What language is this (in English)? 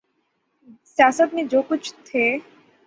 Urdu